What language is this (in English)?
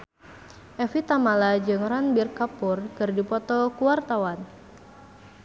Sundanese